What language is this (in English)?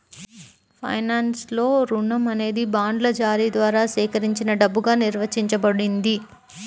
Telugu